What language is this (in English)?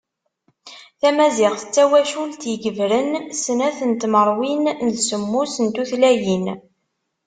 Kabyle